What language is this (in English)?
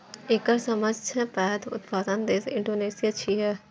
Maithili